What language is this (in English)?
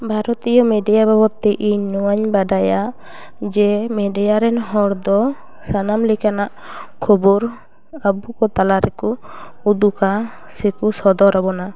Santali